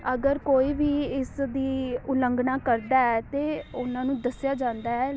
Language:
Punjabi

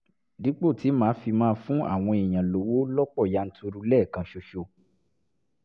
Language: Yoruba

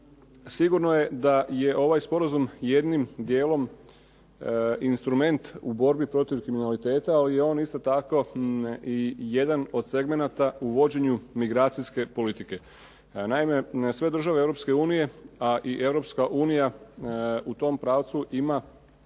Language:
Croatian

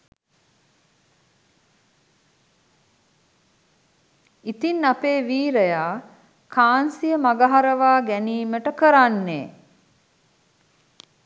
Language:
Sinhala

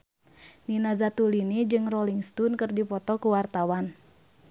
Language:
Sundanese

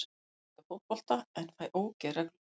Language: Icelandic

